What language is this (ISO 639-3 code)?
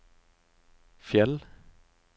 nor